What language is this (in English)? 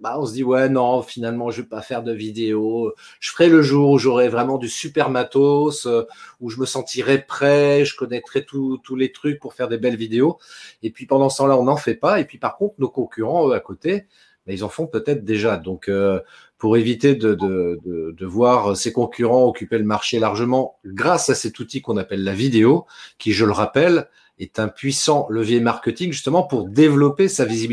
French